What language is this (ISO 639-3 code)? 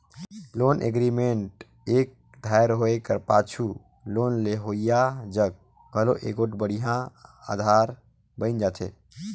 hne